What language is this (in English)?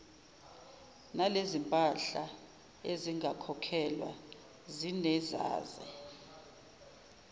Zulu